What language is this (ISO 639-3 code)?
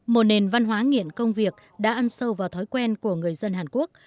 vie